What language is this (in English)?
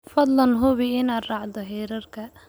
Somali